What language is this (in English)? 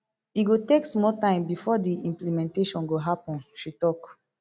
Nigerian Pidgin